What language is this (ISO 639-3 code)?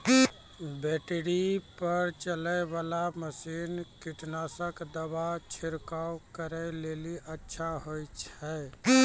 mai